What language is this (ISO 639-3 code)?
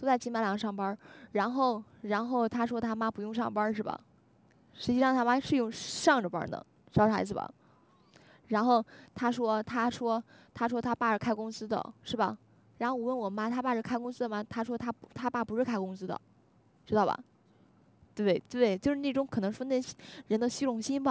zho